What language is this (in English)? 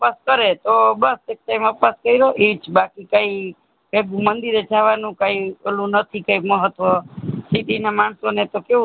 Gujarati